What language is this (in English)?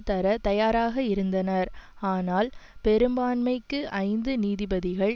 Tamil